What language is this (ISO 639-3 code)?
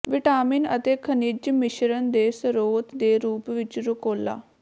pan